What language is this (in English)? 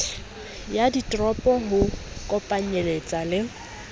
Southern Sotho